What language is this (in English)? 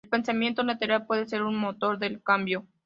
Spanish